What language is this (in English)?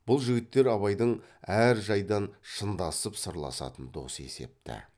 Kazakh